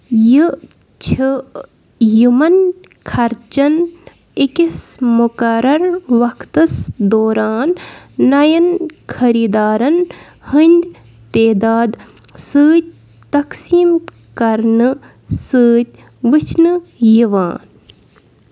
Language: Kashmiri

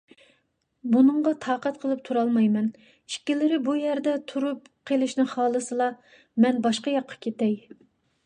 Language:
Uyghur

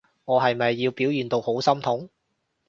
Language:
Cantonese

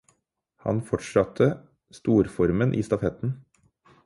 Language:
Norwegian Bokmål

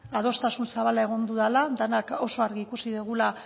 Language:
Basque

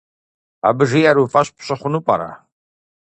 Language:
Kabardian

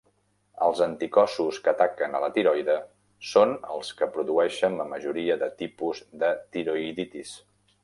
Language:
Catalan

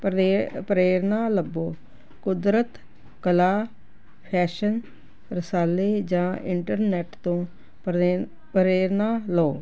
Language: Punjabi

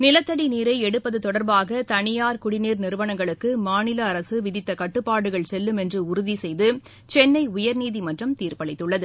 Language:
Tamil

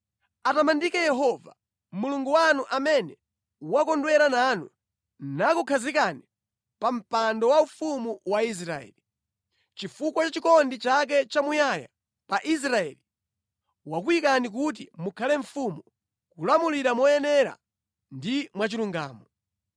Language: Nyanja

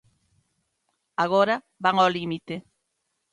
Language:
Galician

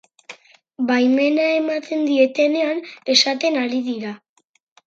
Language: Basque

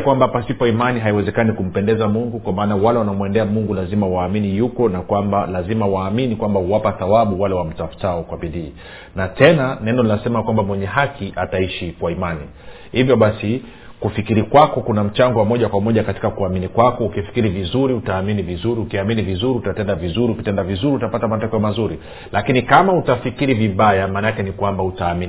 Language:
Swahili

